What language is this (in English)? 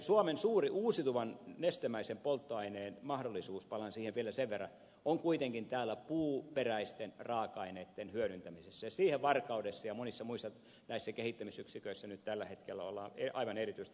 Finnish